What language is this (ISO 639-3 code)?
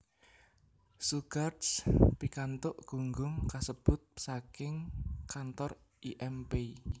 jav